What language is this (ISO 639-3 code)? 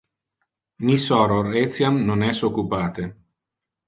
ina